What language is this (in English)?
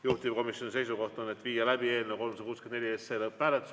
Estonian